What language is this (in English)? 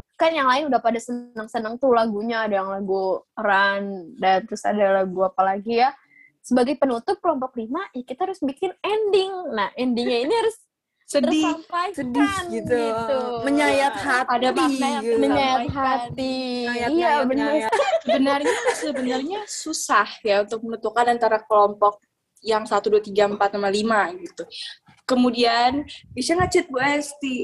Indonesian